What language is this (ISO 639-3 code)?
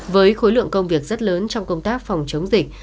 vie